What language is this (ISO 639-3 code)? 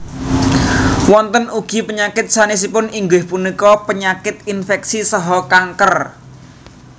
jav